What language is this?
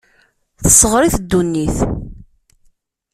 Kabyle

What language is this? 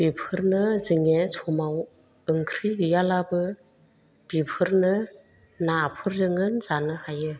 Bodo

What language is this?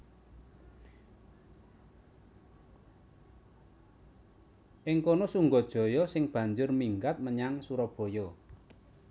Javanese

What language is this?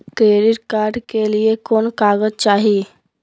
Magahi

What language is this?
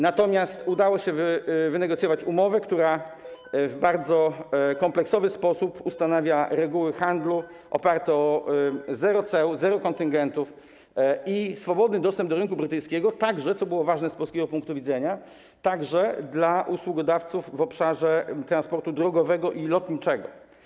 Polish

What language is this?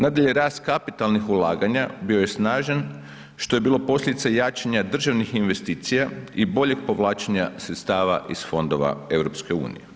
Croatian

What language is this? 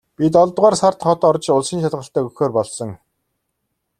Mongolian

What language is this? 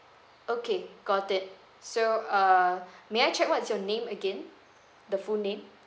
English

